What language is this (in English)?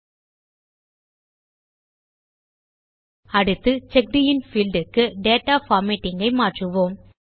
Tamil